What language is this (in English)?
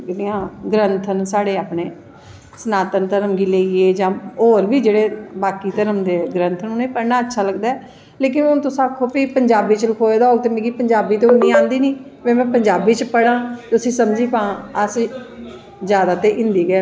Dogri